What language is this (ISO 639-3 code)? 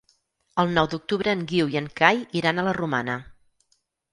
cat